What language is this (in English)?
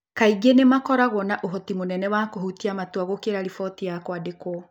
Kikuyu